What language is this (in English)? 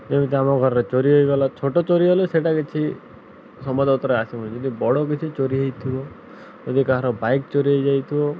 Odia